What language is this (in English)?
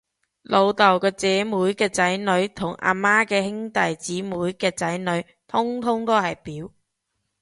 Cantonese